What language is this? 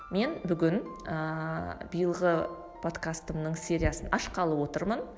Kazakh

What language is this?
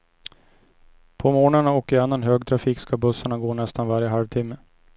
Swedish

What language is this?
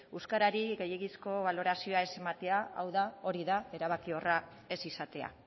Basque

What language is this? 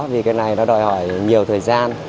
Vietnamese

